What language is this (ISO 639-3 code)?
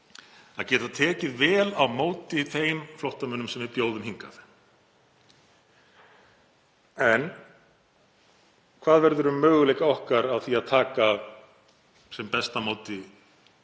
isl